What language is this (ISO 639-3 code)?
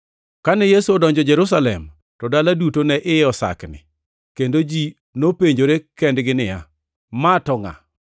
luo